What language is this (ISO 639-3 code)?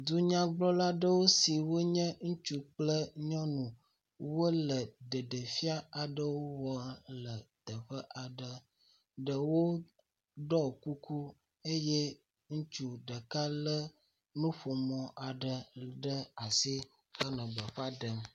ewe